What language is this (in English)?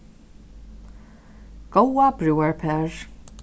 Faroese